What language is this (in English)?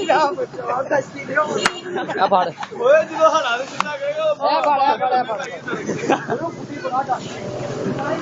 Abkhazian